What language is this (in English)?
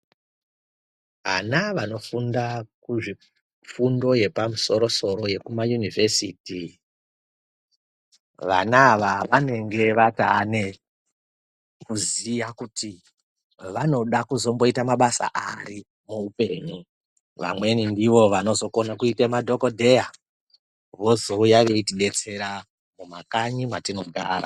Ndau